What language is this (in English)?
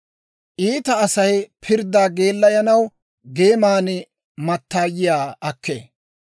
Dawro